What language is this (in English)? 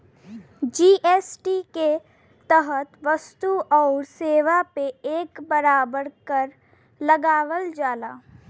Bhojpuri